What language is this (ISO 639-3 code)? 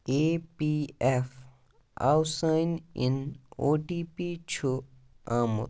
kas